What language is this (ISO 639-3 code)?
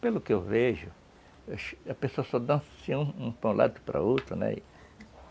por